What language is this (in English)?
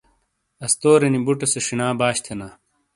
Shina